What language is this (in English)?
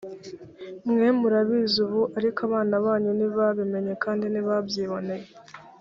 Kinyarwanda